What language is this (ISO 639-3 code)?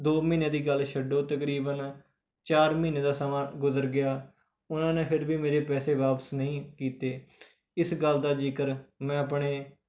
pan